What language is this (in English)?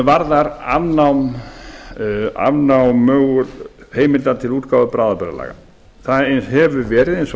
Icelandic